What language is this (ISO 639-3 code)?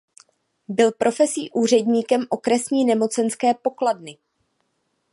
ces